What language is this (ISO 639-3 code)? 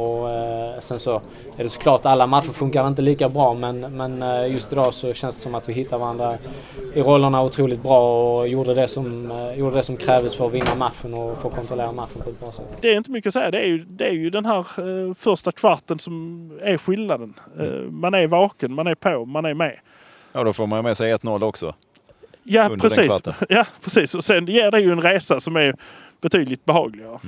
swe